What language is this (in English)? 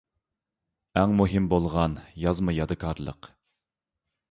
Uyghur